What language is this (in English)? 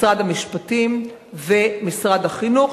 Hebrew